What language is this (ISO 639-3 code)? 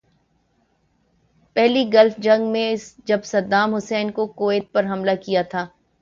urd